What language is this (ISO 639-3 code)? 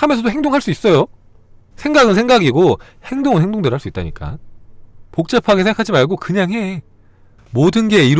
kor